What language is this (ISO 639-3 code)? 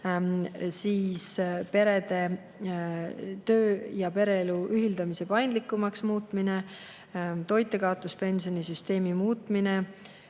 est